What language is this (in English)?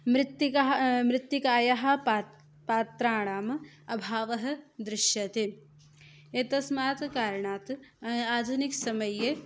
Sanskrit